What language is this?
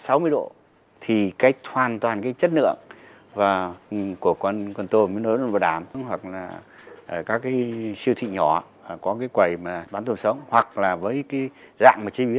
Vietnamese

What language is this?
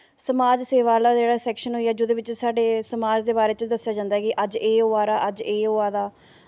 Dogri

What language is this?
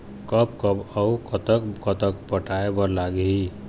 Chhattisgarhi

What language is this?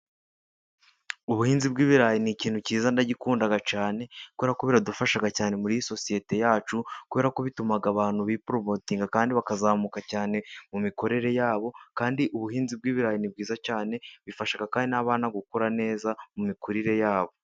Kinyarwanda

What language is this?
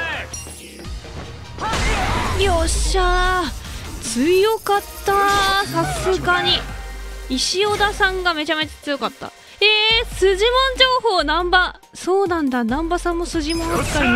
Japanese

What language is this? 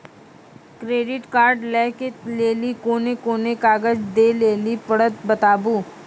Maithili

